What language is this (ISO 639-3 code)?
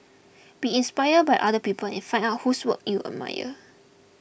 eng